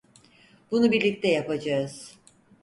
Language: Turkish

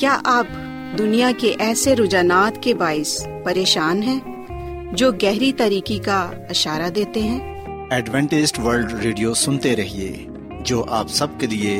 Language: Urdu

